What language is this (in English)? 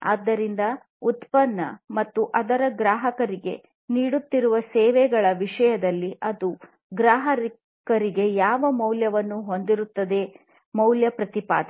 Kannada